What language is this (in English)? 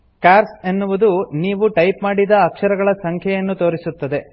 Kannada